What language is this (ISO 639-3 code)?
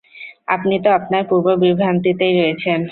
ben